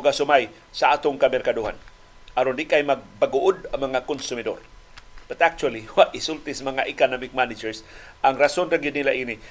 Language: Filipino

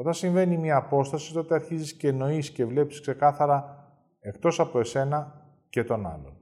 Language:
Greek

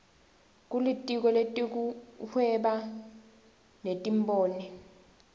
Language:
Swati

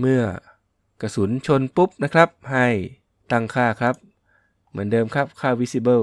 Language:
Thai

